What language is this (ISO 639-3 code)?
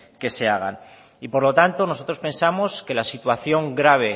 spa